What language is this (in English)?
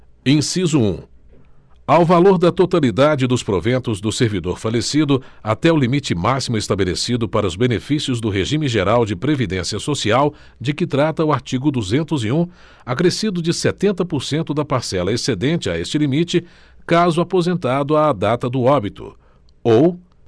Portuguese